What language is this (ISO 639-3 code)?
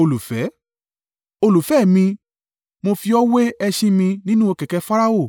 yor